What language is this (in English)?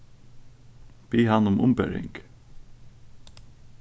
Faroese